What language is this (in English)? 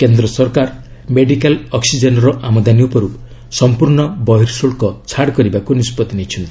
Odia